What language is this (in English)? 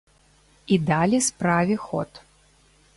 Belarusian